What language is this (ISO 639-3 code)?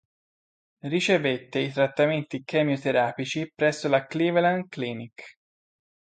ita